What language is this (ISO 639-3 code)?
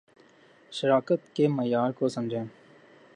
urd